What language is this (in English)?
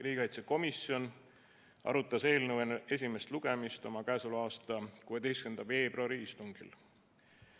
Estonian